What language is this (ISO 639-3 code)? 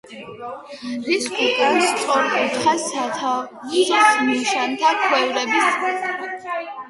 kat